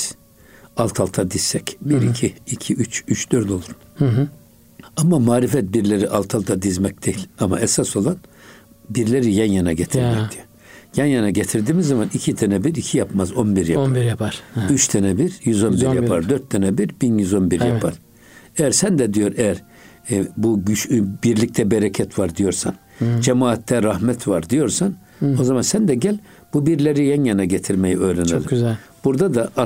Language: Turkish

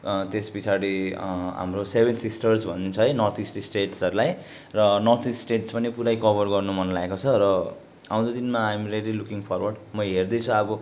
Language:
Nepali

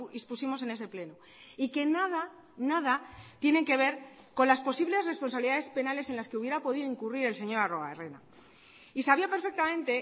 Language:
Spanish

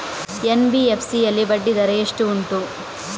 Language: Kannada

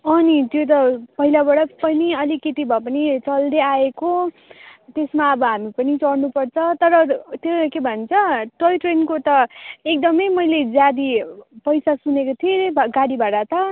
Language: Nepali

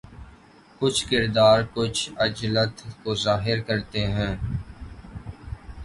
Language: Urdu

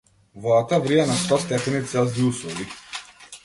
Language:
Macedonian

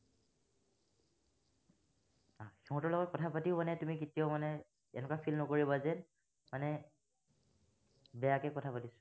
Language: Assamese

